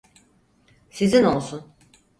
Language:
Turkish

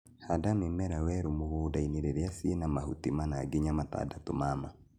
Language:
Kikuyu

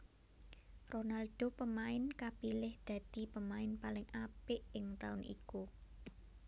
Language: Javanese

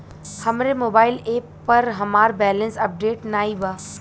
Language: Bhojpuri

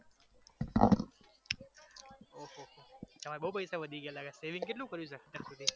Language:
Gujarati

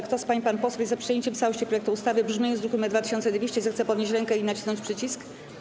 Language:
Polish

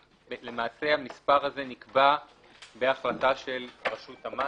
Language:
Hebrew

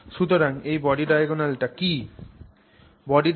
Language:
Bangla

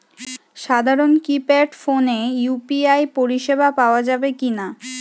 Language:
Bangla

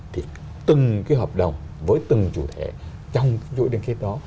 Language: Vietnamese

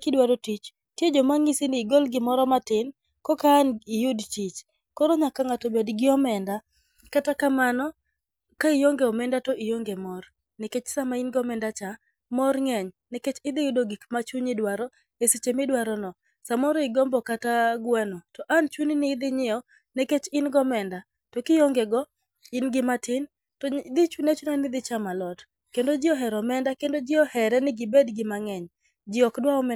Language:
Luo (Kenya and Tanzania)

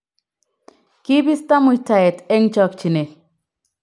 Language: Kalenjin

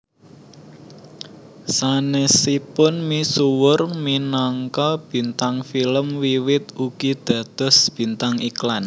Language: Javanese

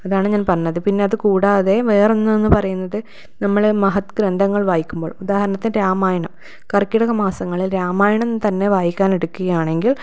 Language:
Malayalam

